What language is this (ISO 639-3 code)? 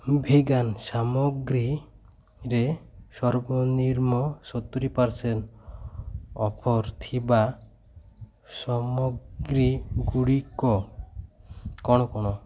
ori